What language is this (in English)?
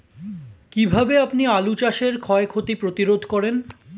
Bangla